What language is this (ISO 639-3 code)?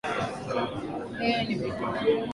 swa